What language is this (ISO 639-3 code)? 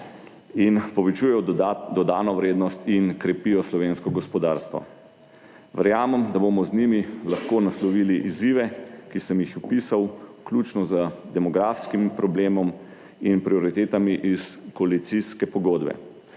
slv